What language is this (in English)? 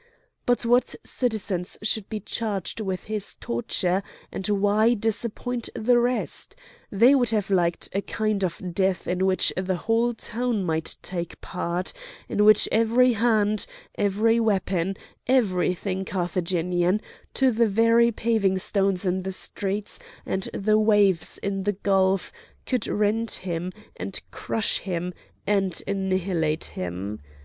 English